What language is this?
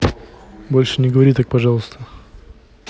Russian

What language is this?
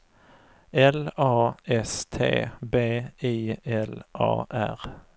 Swedish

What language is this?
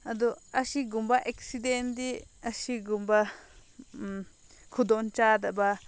Manipuri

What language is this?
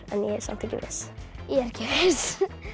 Icelandic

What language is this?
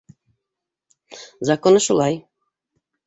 Bashkir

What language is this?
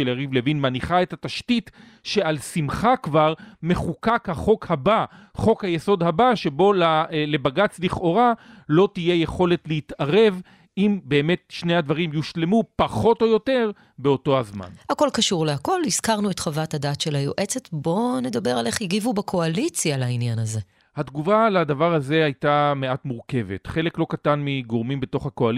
Hebrew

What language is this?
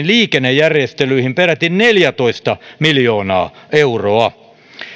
Finnish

